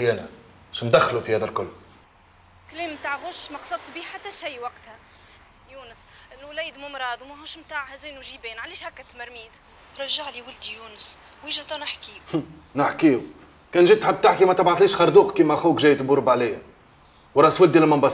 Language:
Arabic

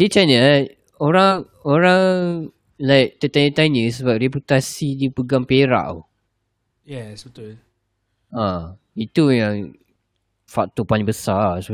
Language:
Malay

